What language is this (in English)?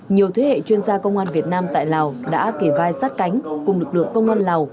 Vietnamese